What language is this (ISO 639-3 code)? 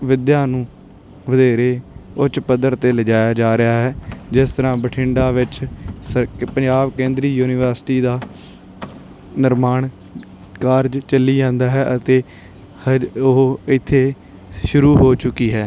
pan